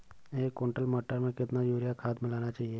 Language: Hindi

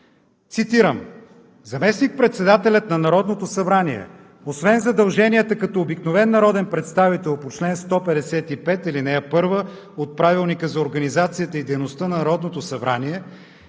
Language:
Bulgarian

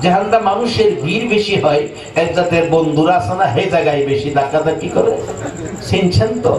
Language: Indonesian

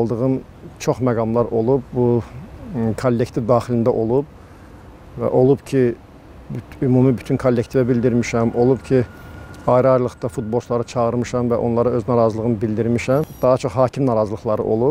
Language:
Turkish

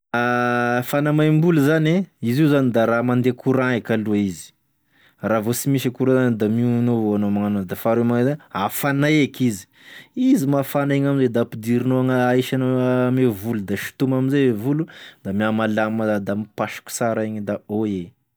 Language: Tesaka Malagasy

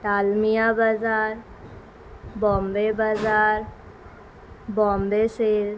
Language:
Urdu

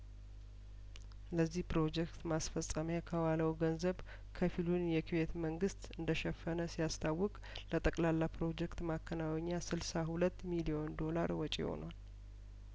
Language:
Amharic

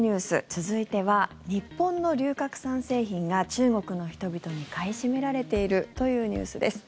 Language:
Japanese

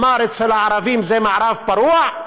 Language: Hebrew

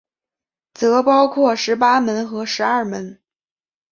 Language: Chinese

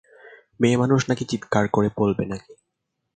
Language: Bangla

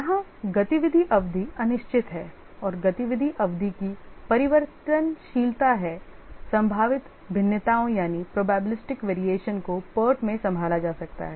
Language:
Hindi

